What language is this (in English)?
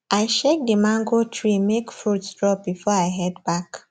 Nigerian Pidgin